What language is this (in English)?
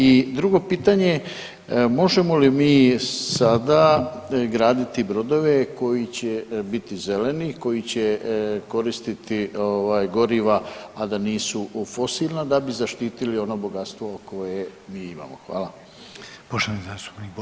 Croatian